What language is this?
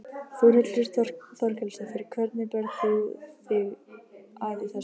Icelandic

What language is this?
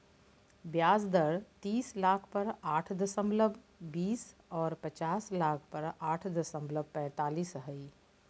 Magahi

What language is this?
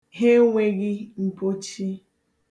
Igbo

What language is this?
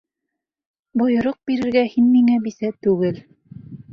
Bashkir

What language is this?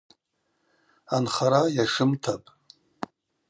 Abaza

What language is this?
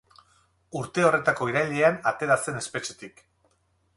Basque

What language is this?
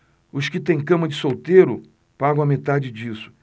Portuguese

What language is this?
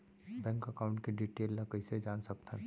Chhattisgarhi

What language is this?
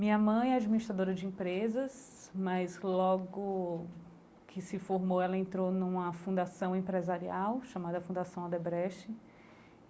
Portuguese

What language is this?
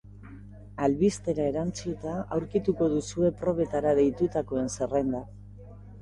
Basque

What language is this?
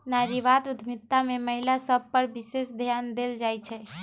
Magahi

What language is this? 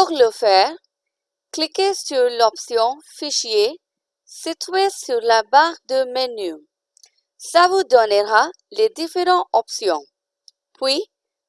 French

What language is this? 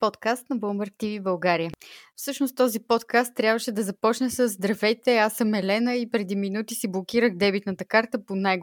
Bulgarian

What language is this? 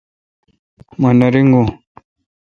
Kalkoti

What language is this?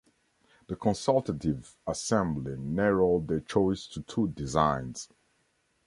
English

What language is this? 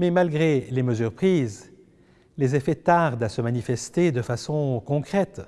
French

